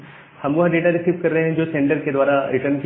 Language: Hindi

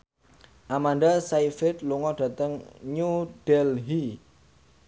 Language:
Javanese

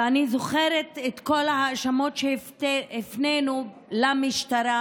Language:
Hebrew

